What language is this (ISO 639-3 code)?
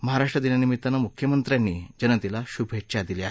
mar